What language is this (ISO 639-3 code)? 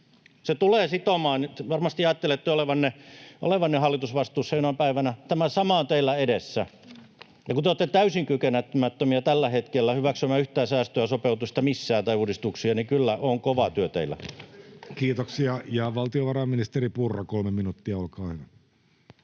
fin